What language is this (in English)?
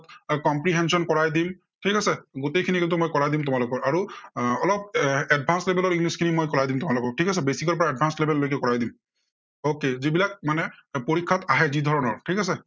Assamese